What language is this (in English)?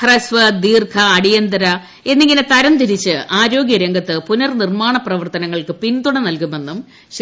Malayalam